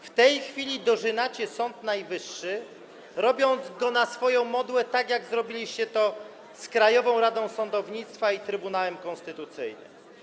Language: Polish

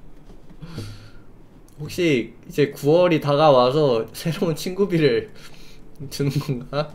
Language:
Korean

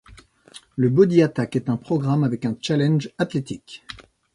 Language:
French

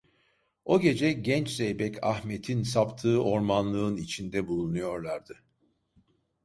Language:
Turkish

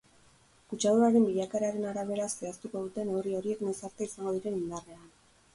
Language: Basque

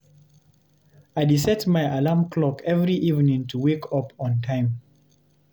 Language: Nigerian Pidgin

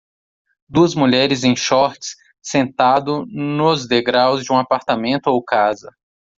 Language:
Portuguese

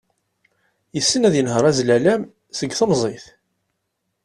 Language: Kabyle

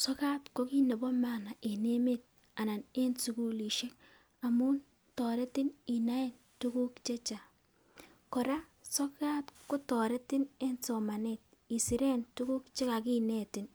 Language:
Kalenjin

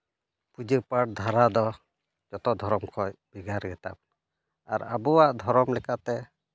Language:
Santali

